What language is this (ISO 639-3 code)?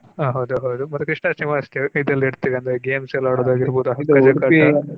kan